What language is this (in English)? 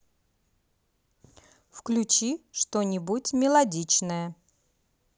Russian